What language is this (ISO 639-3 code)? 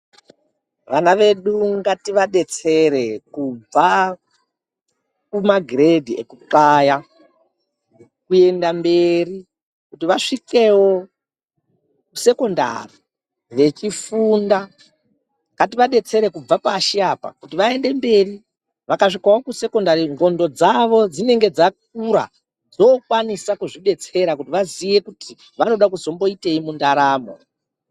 ndc